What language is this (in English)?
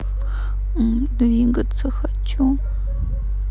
Russian